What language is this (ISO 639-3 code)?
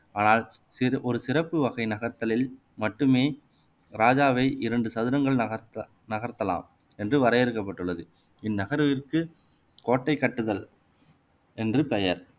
tam